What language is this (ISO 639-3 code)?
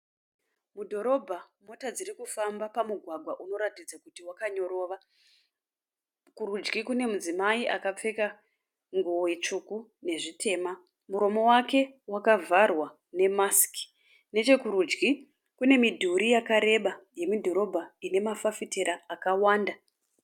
sna